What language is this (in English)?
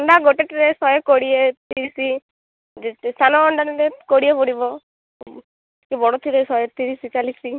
Odia